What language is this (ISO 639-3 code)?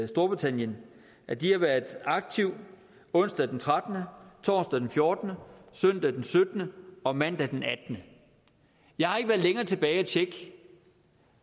dan